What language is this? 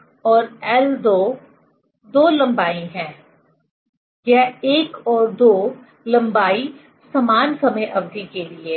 Hindi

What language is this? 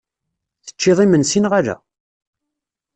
Kabyle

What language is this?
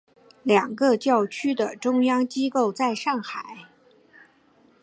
Chinese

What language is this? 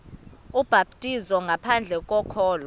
Xhosa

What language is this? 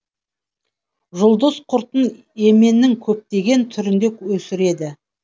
Kazakh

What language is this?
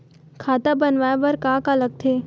Chhattisgarhi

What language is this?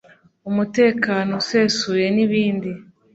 Kinyarwanda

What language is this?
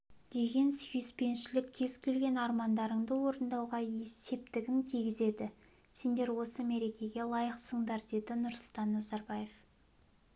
Kazakh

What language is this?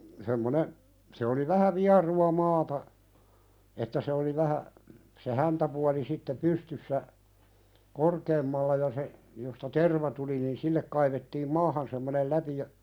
Finnish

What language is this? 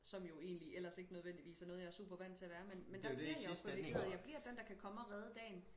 Danish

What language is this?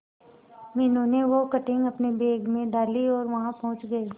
Hindi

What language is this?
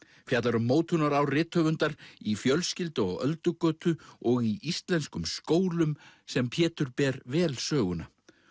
Icelandic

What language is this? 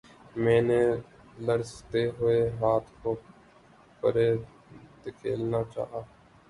Urdu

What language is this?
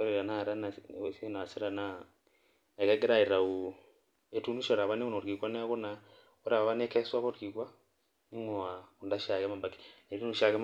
Masai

